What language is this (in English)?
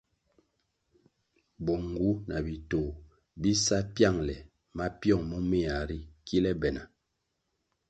Kwasio